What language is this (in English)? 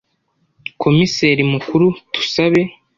Kinyarwanda